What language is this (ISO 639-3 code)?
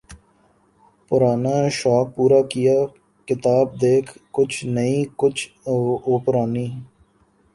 urd